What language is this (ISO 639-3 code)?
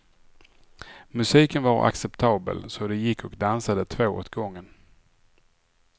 swe